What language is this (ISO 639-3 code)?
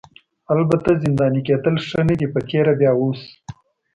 pus